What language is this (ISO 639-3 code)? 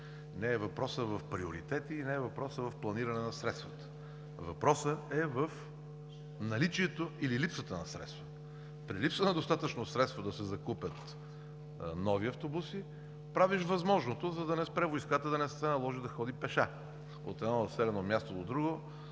bul